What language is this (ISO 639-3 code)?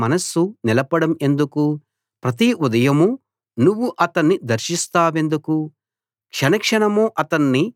tel